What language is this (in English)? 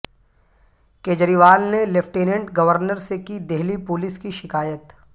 Urdu